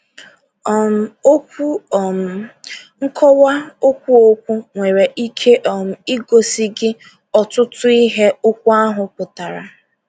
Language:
Igbo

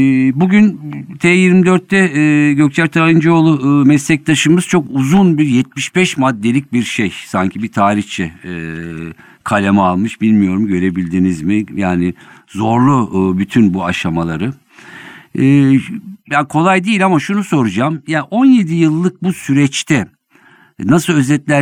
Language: Turkish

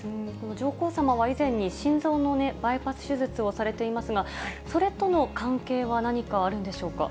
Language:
Japanese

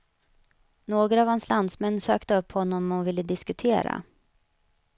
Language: Swedish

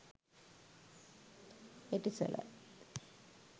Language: Sinhala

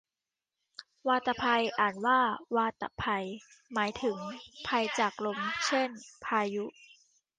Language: Thai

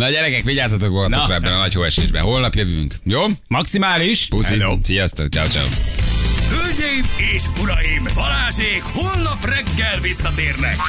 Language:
Hungarian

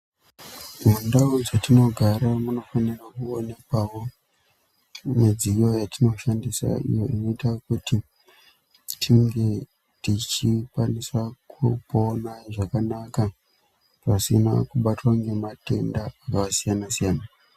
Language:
Ndau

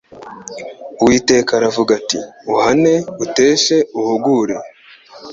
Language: Kinyarwanda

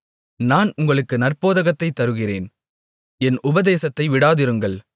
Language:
Tamil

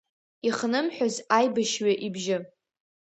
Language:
Abkhazian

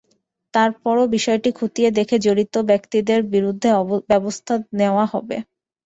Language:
Bangla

